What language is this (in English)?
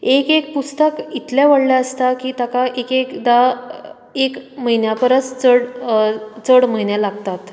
Konkani